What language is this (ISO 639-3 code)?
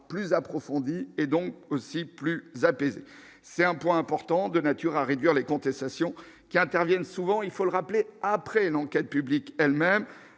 fra